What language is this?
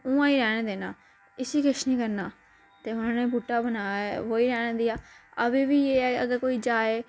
Dogri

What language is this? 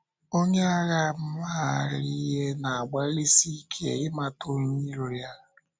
Igbo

